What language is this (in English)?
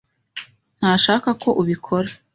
Kinyarwanda